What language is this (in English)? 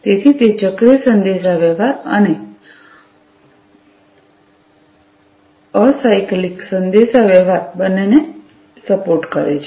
Gujarati